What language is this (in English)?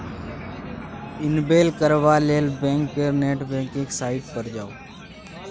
Maithili